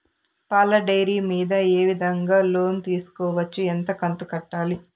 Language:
Telugu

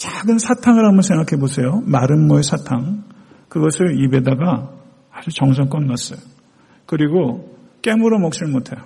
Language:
Korean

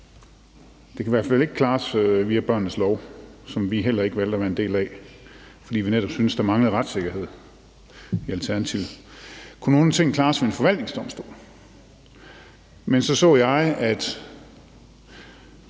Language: Danish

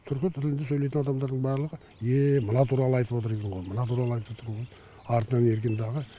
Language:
Kazakh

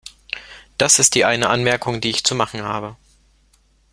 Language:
German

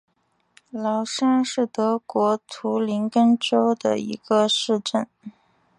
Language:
Chinese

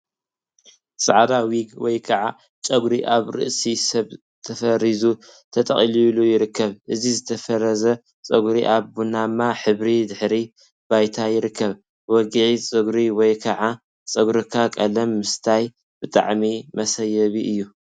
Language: Tigrinya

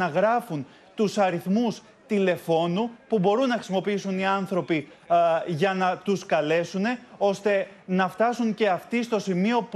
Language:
Greek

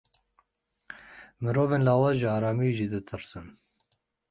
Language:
Kurdish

